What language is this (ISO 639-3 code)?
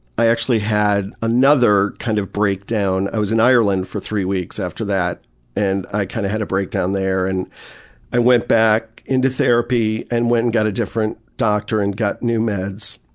eng